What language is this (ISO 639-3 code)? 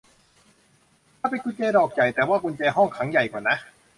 tha